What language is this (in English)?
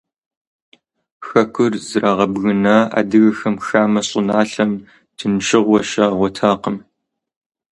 Kabardian